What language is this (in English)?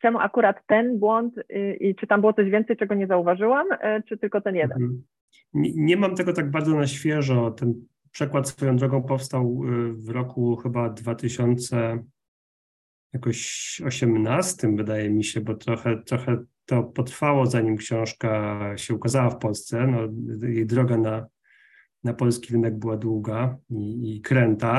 Polish